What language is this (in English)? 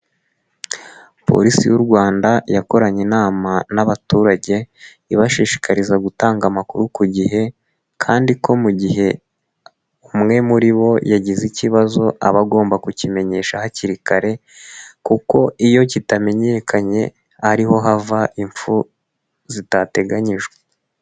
Kinyarwanda